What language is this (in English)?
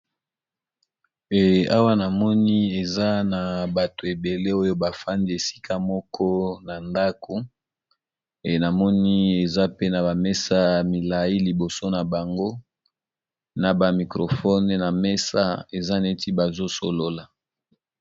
Lingala